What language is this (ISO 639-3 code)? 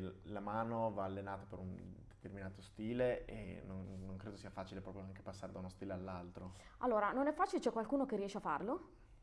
ita